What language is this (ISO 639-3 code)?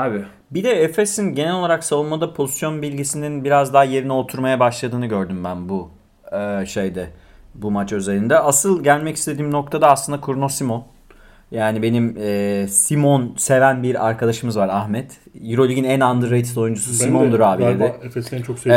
tur